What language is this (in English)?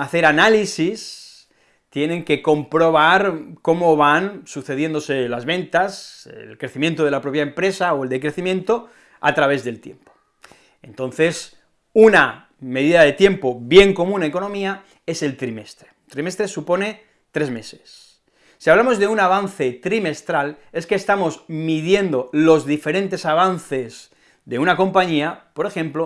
Spanish